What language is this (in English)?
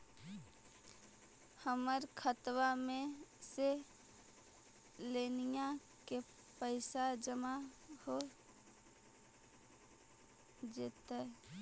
Magahi